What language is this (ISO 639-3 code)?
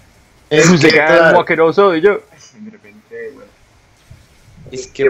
spa